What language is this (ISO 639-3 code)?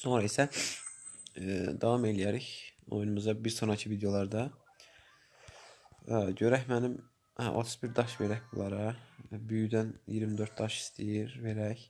aze